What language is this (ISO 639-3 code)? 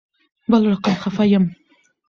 pus